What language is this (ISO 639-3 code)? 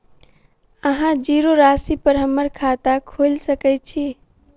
mai